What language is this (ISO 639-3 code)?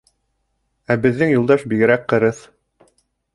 bak